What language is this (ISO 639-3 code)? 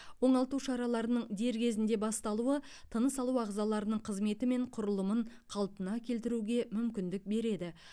kaz